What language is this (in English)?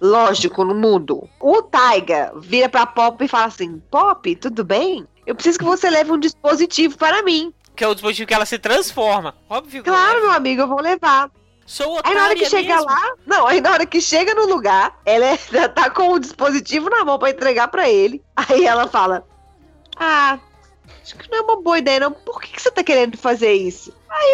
Portuguese